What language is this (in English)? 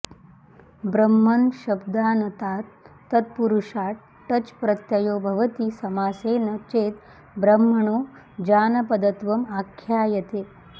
Sanskrit